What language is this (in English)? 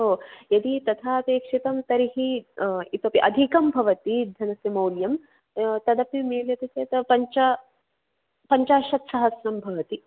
Sanskrit